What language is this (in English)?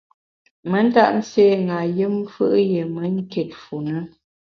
Bamun